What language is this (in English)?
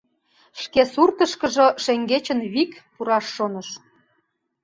Mari